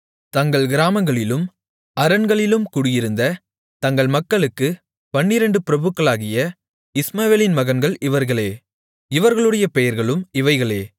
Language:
Tamil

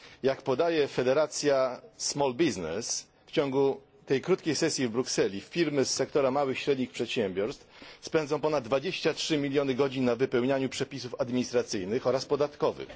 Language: Polish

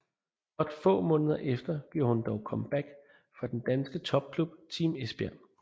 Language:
Danish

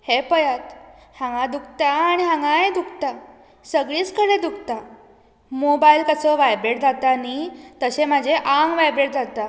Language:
Konkani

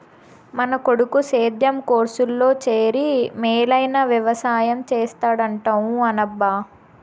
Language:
Telugu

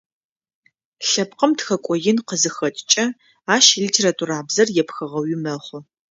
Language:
Adyghe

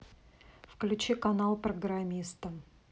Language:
Russian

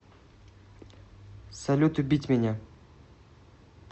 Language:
Russian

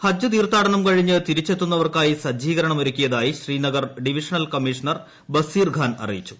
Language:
Malayalam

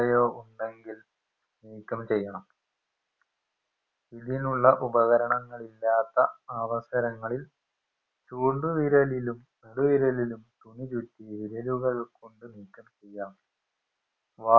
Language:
Malayalam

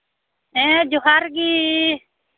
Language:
Santali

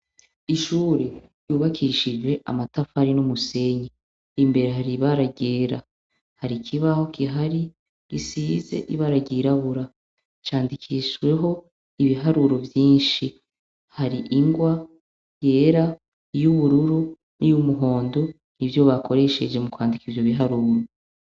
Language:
Rundi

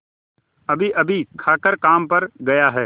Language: Hindi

